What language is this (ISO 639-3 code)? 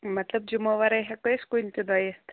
kas